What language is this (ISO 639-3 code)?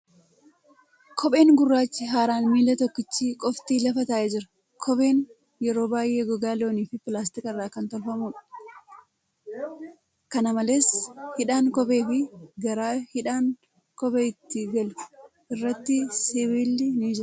orm